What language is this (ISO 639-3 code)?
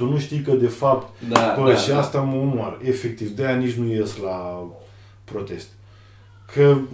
ron